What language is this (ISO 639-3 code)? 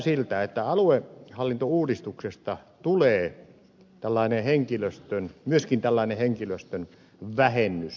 fin